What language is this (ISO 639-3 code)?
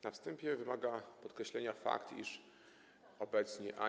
pol